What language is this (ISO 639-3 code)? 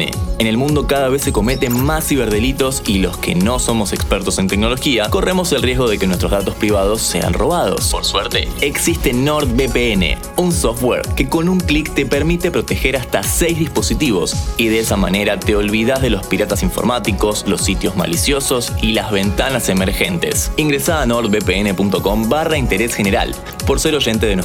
spa